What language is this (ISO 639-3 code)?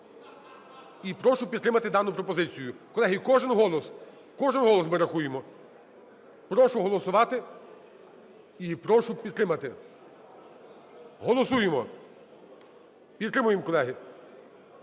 ukr